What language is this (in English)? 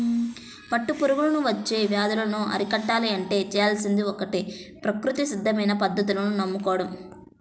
Telugu